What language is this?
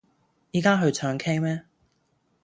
Cantonese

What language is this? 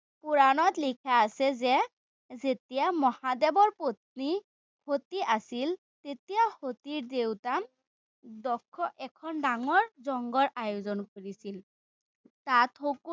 Assamese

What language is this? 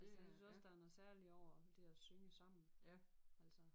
Danish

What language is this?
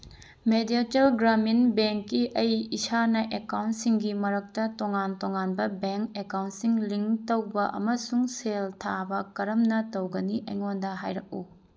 Manipuri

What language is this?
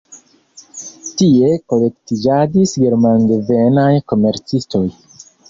Esperanto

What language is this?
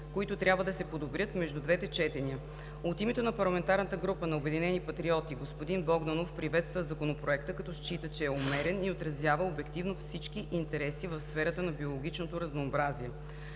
Bulgarian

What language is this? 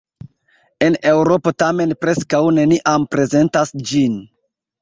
Esperanto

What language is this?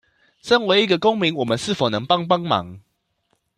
Chinese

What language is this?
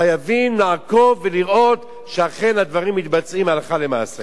Hebrew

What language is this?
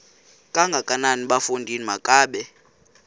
Xhosa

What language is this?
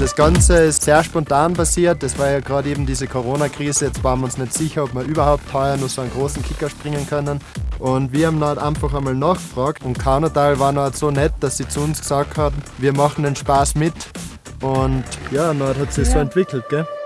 German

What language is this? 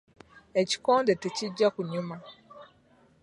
Ganda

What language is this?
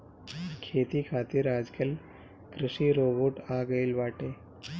Bhojpuri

